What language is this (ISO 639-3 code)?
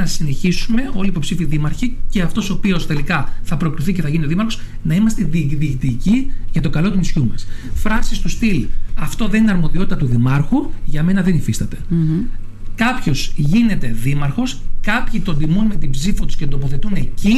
ell